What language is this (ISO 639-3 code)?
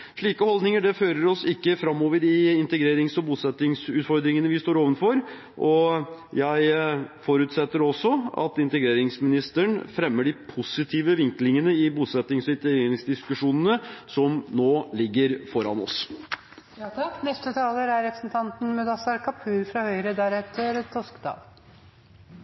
nor